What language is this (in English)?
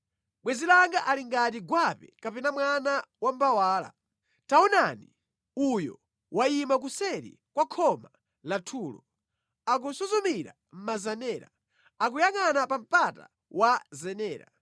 Nyanja